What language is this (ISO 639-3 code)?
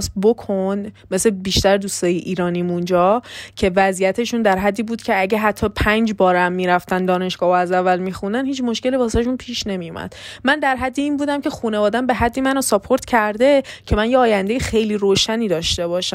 fas